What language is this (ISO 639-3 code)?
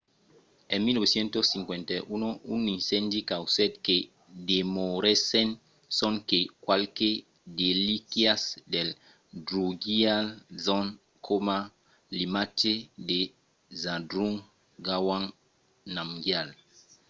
oci